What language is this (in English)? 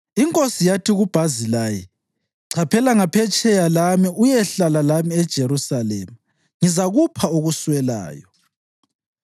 North Ndebele